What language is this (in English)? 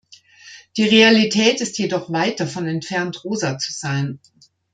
German